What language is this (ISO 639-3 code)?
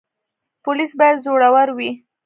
pus